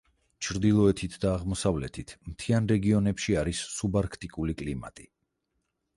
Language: Georgian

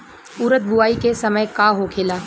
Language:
Bhojpuri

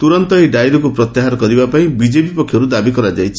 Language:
Odia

